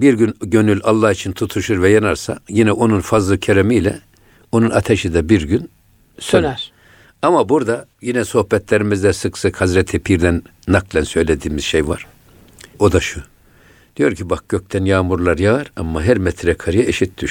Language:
Turkish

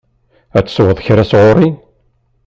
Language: Kabyle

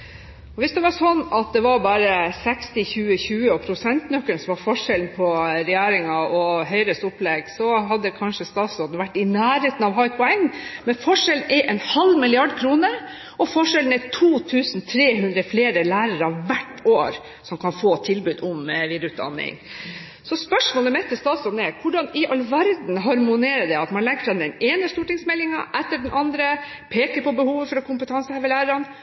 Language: Norwegian Bokmål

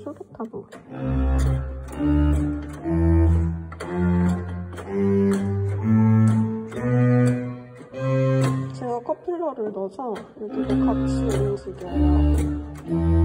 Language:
Korean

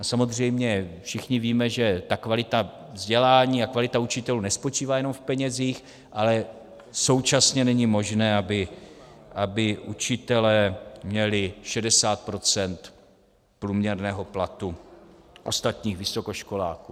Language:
Czech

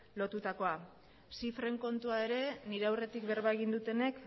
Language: Basque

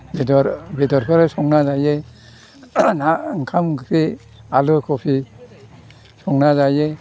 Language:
Bodo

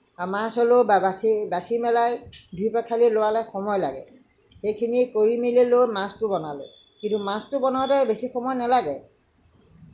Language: Assamese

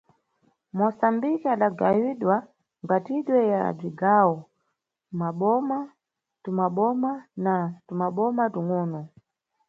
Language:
Nyungwe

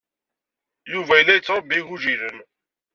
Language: Kabyle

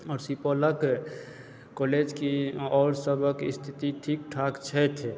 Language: Maithili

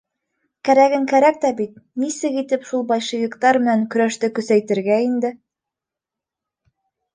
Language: Bashkir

